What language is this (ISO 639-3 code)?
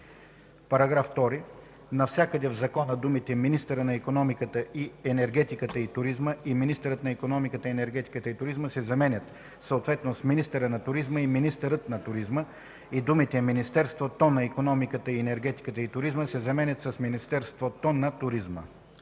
bul